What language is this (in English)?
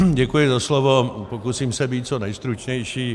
Czech